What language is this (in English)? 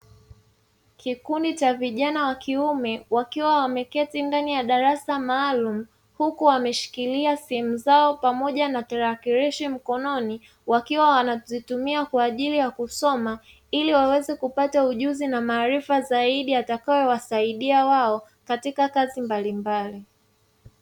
Swahili